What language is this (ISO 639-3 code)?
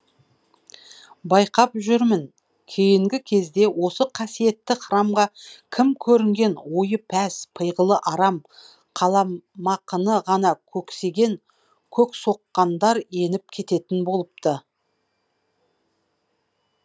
kaz